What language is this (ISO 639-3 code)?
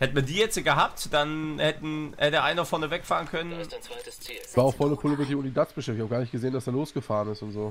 deu